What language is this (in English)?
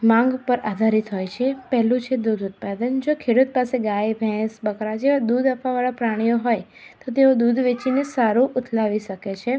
Gujarati